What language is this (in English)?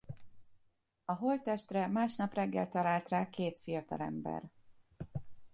Hungarian